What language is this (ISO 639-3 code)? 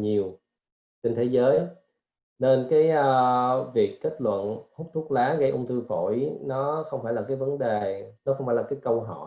vie